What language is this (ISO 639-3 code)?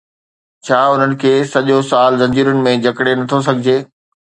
snd